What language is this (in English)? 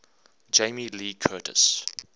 English